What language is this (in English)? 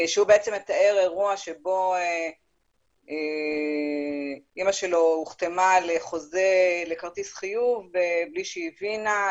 Hebrew